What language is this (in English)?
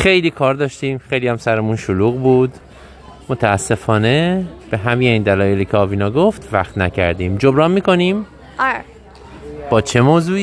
Persian